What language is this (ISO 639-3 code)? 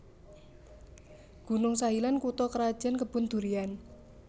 jav